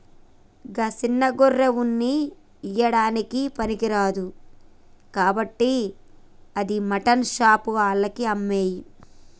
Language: Telugu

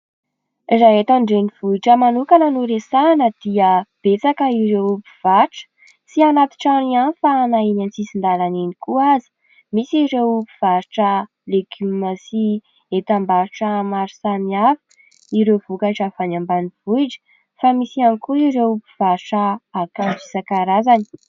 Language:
Malagasy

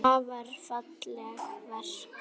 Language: Icelandic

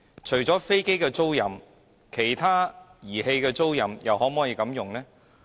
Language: Cantonese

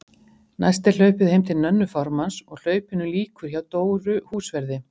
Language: Icelandic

